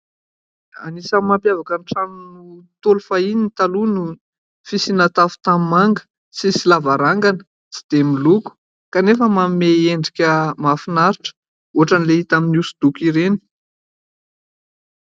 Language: Malagasy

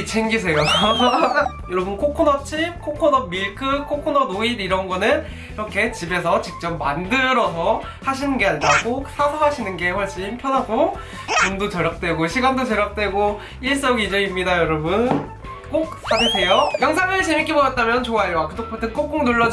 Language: Korean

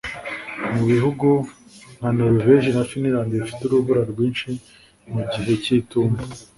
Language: Kinyarwanda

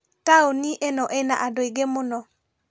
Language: Kikuyu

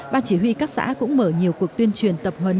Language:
Vietnamese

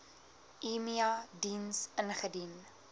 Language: Afrikaans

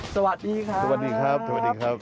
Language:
Thai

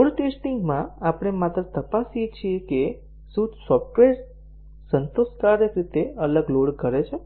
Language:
Gujarati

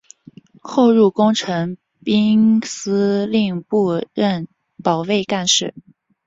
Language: Chinese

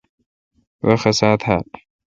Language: Kalkoti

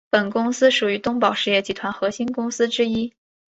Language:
Chinese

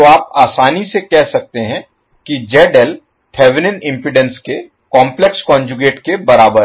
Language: Hindi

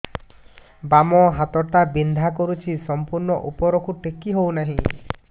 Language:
Odia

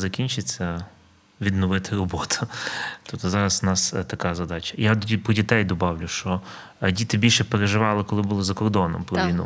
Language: Ukrainian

